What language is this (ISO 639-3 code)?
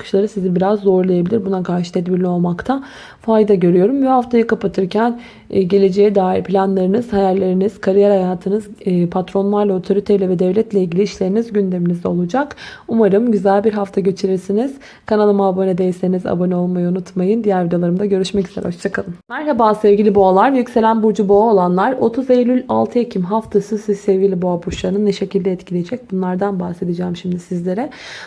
tur